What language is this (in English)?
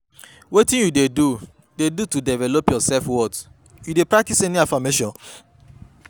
Nigerian Pidgin